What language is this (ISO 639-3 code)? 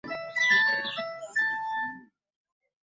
lug